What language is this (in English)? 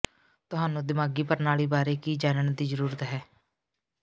Punjabi